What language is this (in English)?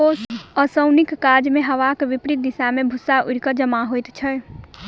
Maithili